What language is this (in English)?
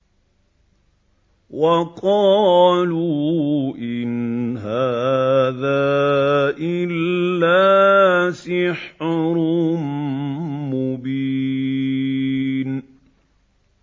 Arabic